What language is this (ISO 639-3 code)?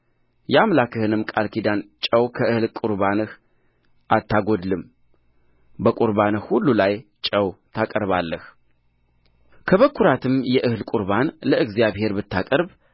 amh